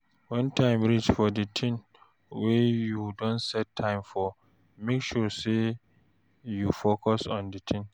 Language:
Nigerian Pidgin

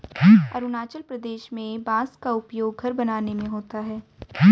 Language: Hindi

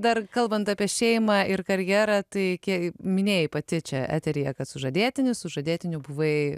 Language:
Lithuanian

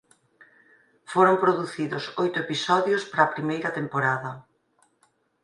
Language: Galician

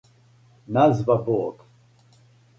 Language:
Serbian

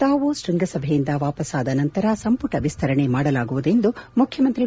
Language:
Kannada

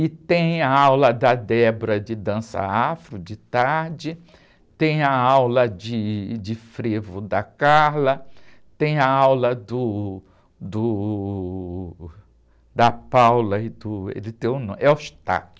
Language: Portuguese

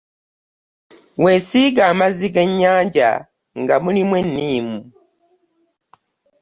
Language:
Ganda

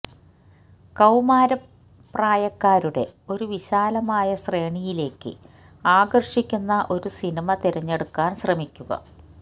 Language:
Malayalam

